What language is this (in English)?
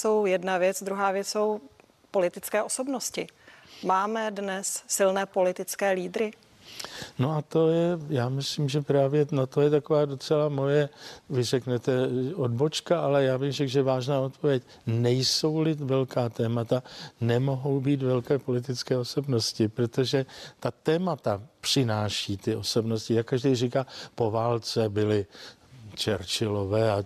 Czech